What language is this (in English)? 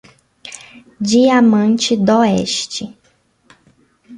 Portuguese